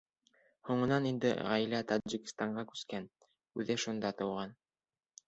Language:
Bashkir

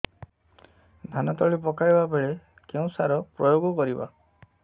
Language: Odia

